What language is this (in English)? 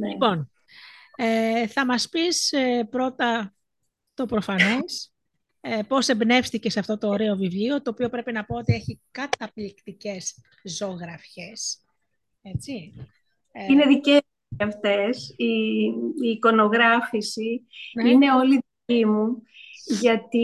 Greek